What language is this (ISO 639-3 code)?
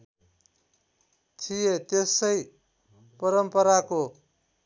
nep